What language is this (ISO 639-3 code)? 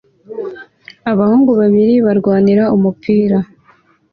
kin